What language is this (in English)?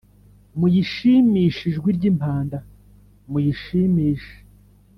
Kinyarwanda